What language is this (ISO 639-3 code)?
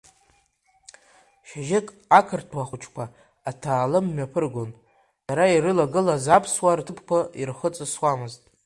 abk